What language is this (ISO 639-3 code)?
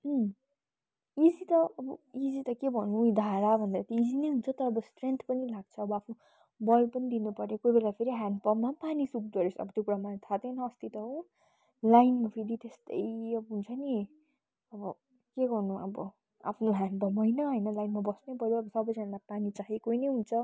nep